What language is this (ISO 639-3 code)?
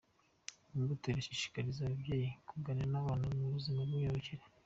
kin